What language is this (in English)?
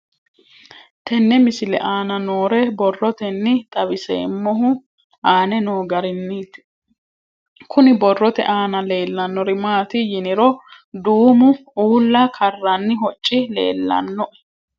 Sidamo